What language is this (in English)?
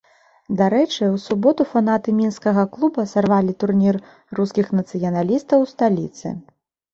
Belarusian